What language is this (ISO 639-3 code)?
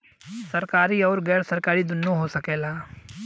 bho